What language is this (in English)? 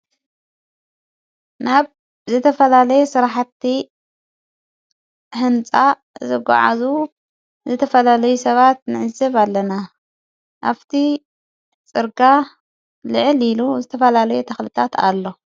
Tigrinya